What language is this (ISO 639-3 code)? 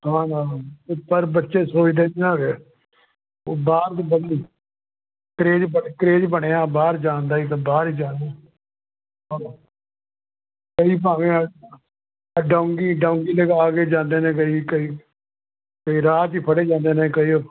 pan